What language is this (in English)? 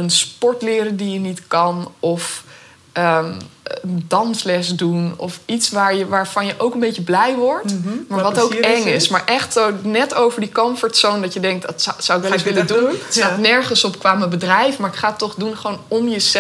Dutch